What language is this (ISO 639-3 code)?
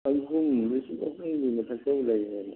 mni